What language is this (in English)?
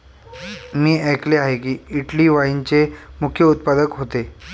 Marathi